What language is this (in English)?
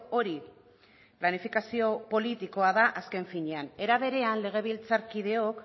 Basque